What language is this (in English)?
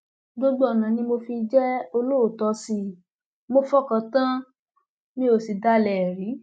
Yoruba